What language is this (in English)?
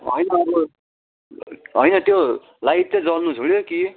Nepali